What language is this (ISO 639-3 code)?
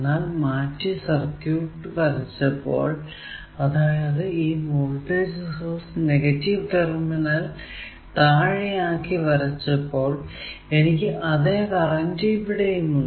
mal